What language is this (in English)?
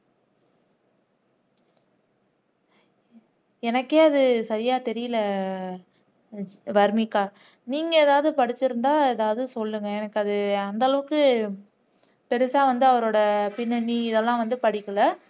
Tamil